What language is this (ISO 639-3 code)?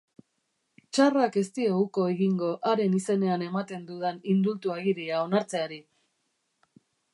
eus